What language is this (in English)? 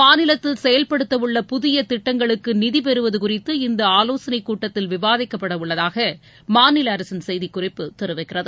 Tamil